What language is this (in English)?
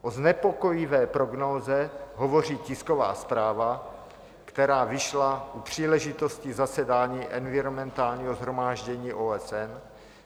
Czech